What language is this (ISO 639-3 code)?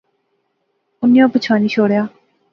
phr